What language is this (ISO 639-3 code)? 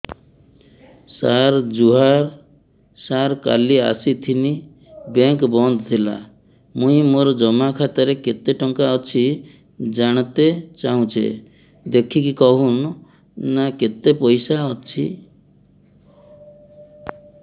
ori